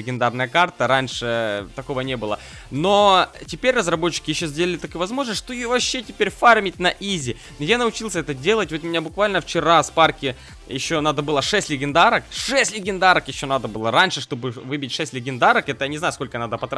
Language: Russian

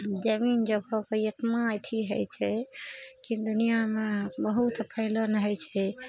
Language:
Maithili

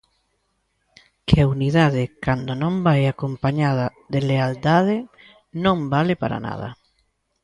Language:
Galician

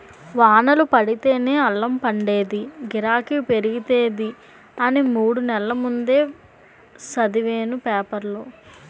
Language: Telugu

